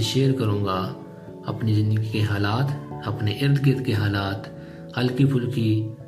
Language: Urdu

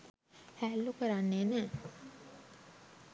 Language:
Sinhala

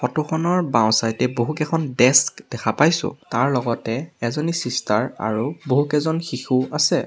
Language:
Assamese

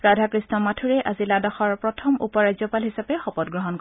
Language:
Assamese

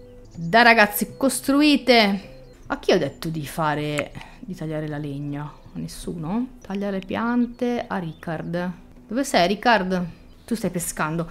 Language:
Italian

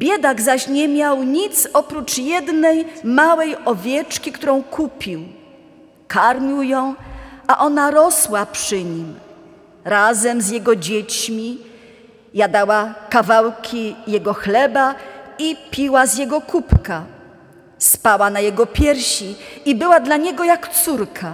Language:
Polish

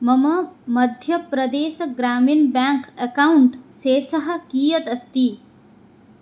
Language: Sanskrit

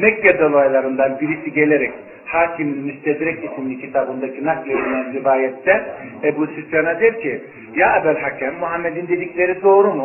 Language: Turkish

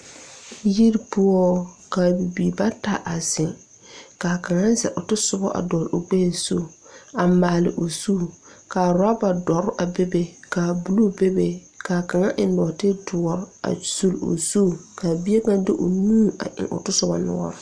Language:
Southern Dagaare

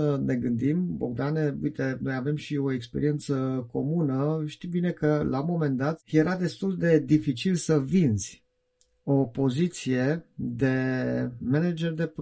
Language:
Romanian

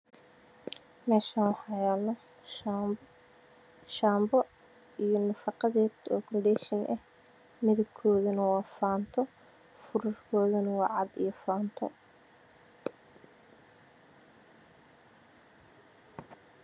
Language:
Somali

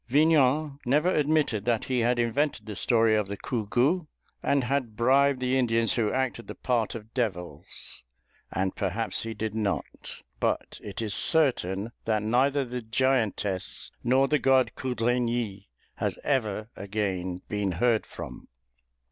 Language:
English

